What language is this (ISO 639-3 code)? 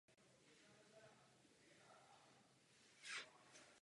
ces